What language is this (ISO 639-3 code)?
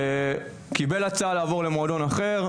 heb